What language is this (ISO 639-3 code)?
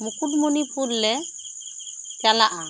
sat